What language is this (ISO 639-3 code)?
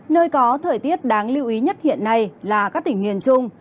vie